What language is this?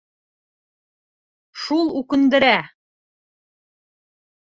Bashkir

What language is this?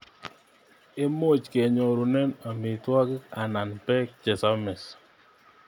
Kalenjin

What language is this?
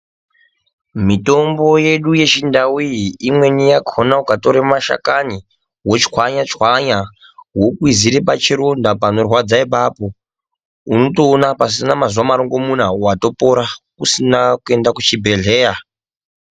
Ndau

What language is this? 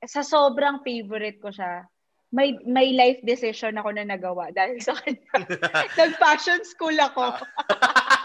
Filipino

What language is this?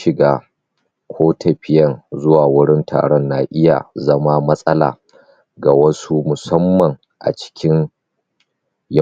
Hausa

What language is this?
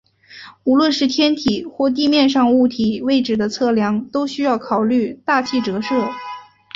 Chinese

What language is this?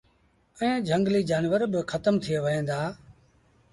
Sindhi Bhil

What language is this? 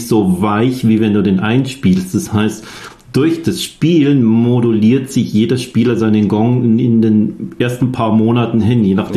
German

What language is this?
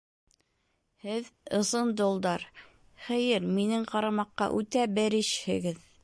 Bashkir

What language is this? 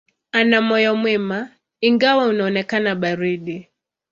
Swahili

